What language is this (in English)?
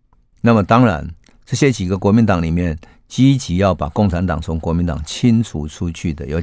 Chinese